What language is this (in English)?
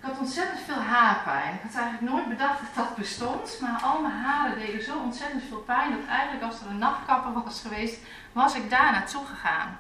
Dutch